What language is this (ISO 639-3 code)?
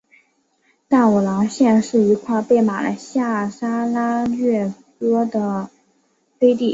zho